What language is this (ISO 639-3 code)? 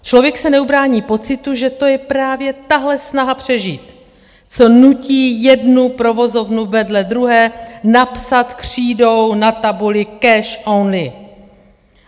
ces